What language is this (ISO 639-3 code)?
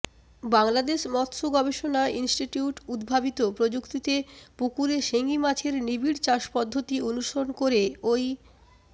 ben